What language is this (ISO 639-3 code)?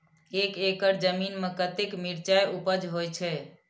mai